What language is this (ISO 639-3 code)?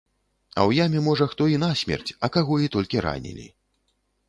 bel